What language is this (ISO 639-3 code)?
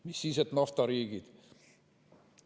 est